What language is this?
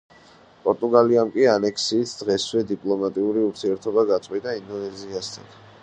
Georgian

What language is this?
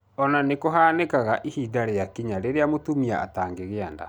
Kikuyu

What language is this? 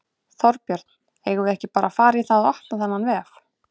Icelandic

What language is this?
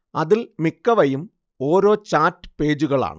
Malayalam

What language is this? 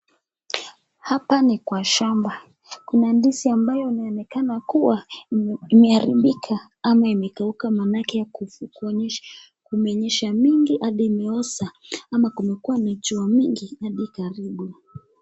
Swahili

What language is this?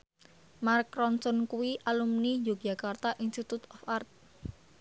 Javanese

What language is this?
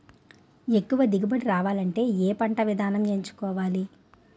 Telugu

